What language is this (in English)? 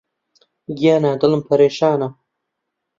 Central Kurdish